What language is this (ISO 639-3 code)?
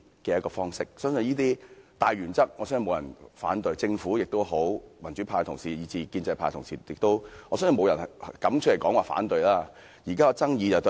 yue